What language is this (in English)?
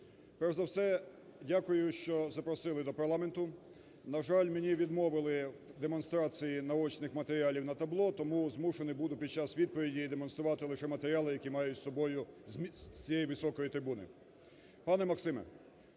Ukrainian